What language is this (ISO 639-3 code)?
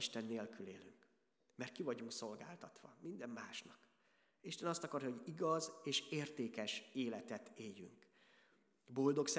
hun